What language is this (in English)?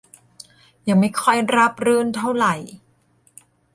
Thai